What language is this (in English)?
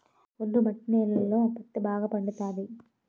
Telugu